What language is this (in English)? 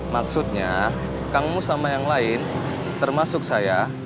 Indonesian